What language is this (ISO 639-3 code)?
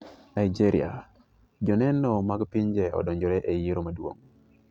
luo